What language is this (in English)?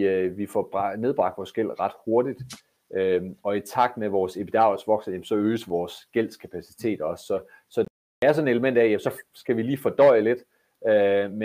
Danish